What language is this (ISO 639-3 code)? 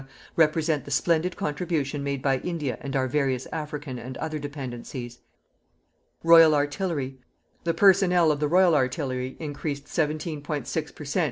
eng